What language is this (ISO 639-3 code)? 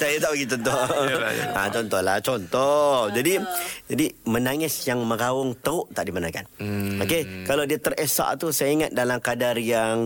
msa